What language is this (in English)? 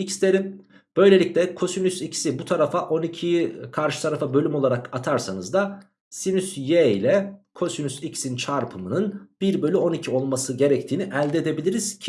Turkish